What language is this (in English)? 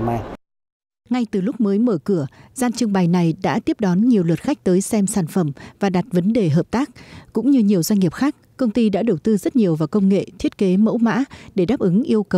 Vietnamese